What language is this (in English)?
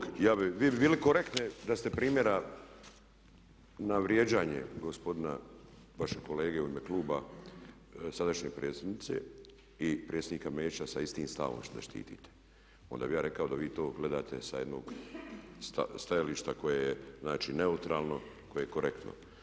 Croatian